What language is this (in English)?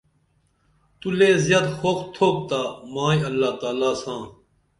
Dameli